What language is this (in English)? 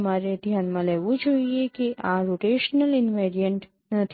Gujarati